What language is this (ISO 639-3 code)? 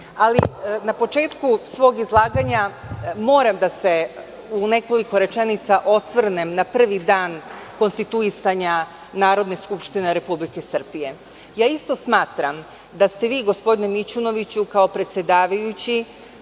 srp